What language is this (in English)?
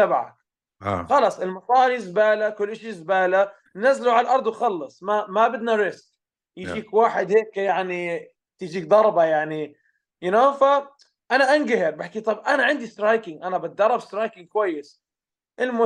Arabic